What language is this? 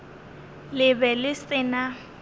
Northern Sotho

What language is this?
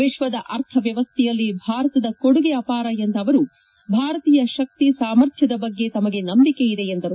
Kannada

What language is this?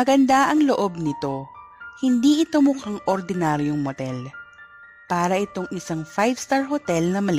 Filipino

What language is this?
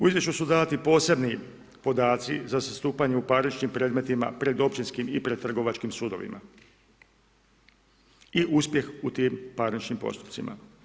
Croatian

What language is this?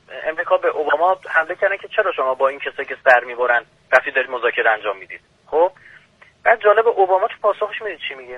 Persian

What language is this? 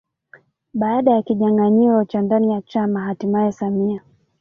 Swahili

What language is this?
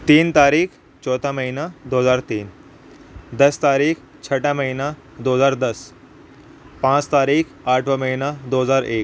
Urdu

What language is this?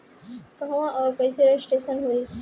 Bhojpuri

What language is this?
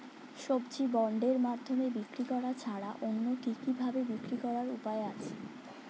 Bangla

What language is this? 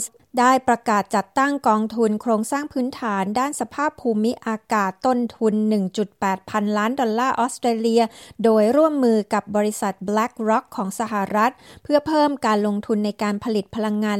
Thai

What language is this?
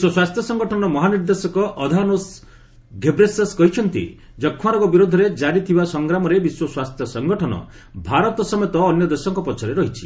Odia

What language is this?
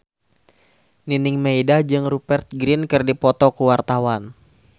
Sundanese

